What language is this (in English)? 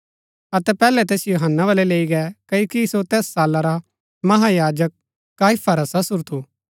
Gaddi